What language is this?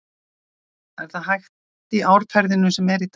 Icelandic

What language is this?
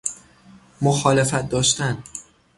Persian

